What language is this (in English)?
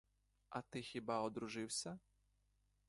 Ukrainian